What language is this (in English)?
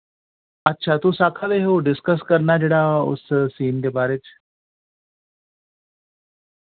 Dogri